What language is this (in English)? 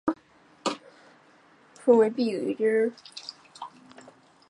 Chinese